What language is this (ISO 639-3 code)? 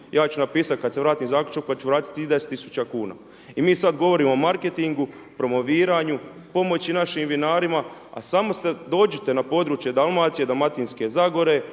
hrv